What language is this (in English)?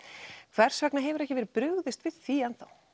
Icelandic